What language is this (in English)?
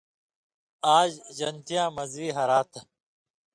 Indus Kohistani